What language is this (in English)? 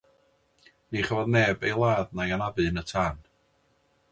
Welsh